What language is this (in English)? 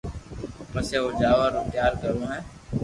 Loarki